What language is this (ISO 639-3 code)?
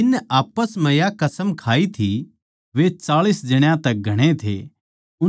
bgc